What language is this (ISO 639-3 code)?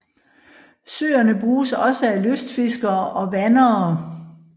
dan